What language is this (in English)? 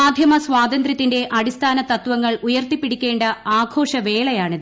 Malayalam